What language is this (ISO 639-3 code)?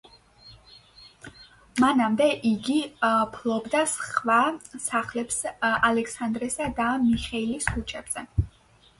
kat